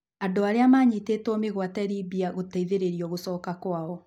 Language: Kikuyu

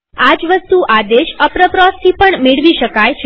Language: Gujarati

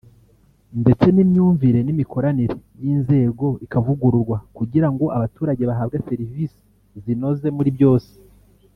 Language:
Kinyarwanda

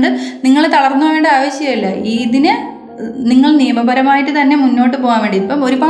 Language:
Malayalam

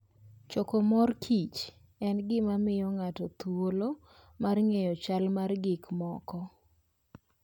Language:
Luo (Kenya and Tanzania)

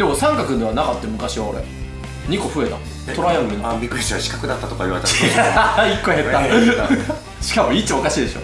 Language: Japanese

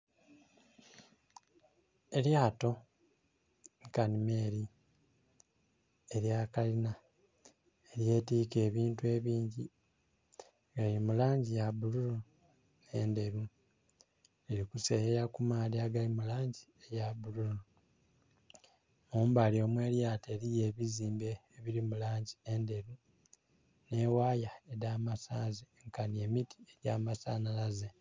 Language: Soga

